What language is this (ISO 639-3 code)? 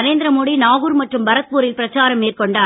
tam